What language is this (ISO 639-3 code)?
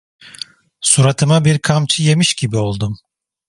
tur